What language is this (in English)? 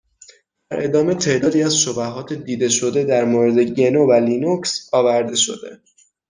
Persian